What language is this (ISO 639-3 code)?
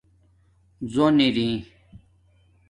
dmk